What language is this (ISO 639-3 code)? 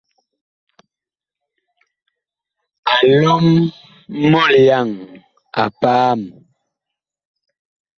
bkh